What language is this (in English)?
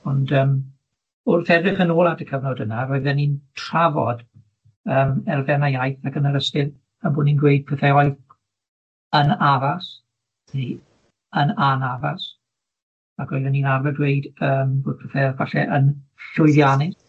Welsh